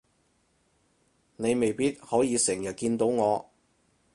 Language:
Cantonese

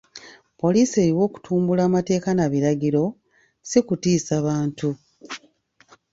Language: Ganda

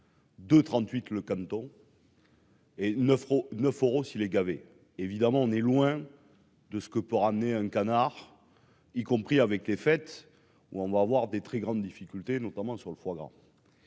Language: French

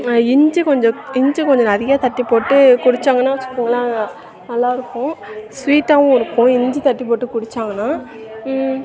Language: Tamil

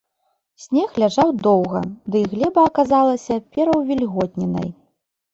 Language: Belarusian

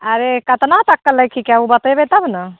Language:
Maithili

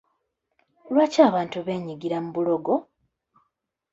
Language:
Ganda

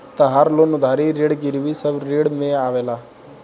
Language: Bhojpuri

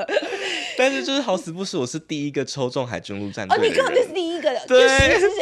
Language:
Chinese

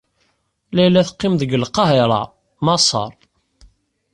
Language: Kabyle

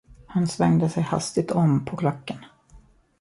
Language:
Swedish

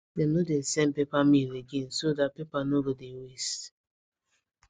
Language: Nigerian Pidgin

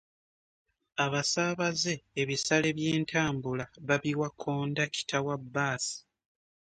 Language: Ganda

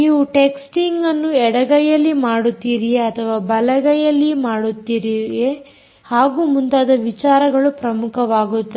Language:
Kannada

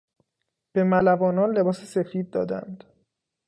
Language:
Persian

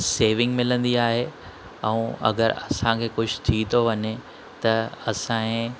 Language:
Sindhi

